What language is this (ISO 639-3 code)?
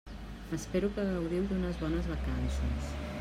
cat